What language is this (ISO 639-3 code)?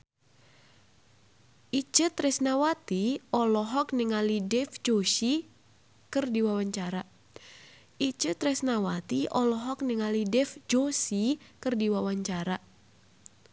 sun